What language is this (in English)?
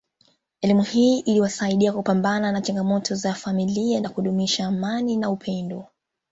Swahili